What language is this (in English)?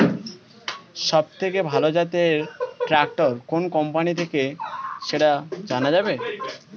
Bangla